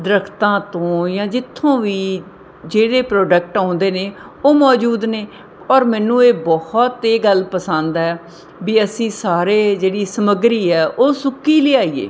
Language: Punjabi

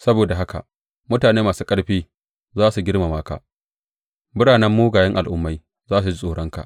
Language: Hausa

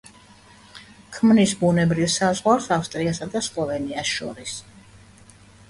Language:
Georgian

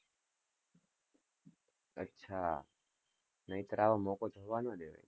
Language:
Gujarati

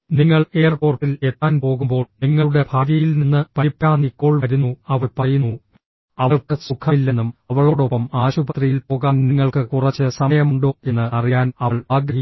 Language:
Malayalam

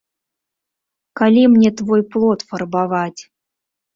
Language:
Belarusian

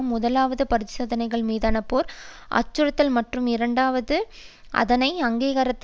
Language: Tamil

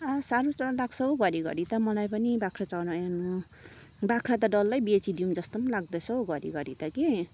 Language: Nepali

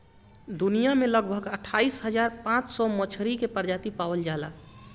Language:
Bhojpuri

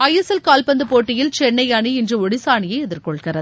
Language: Tamil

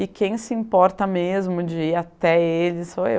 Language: Portuguese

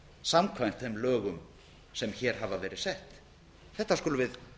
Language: Icelandic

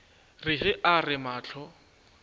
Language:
Northern Sotho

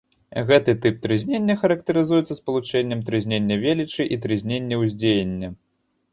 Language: Belarusian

